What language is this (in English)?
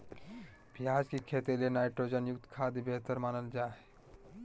Magahi